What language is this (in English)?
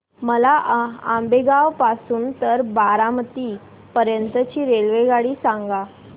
Marathi